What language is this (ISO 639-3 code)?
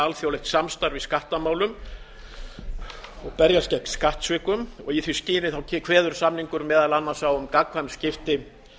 isl